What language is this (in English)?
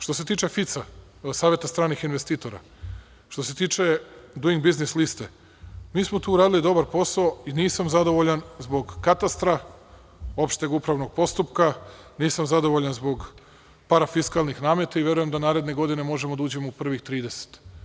Serbian